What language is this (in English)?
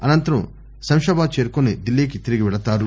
Telugu